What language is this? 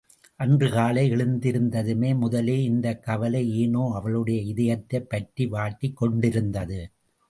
Tamil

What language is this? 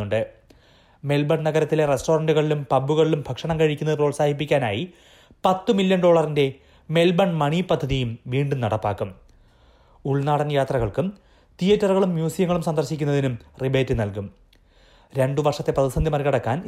Malayalam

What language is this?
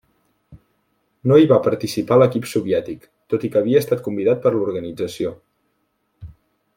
Catalan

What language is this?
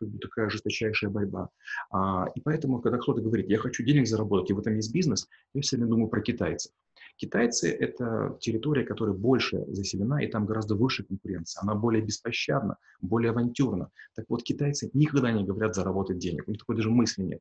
Russian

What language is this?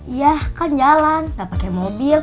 Indonesian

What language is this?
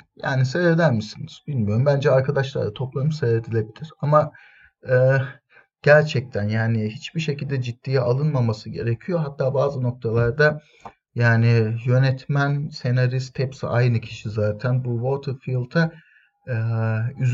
Turkish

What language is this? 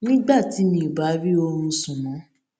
Yoruba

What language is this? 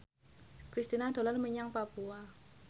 Javanese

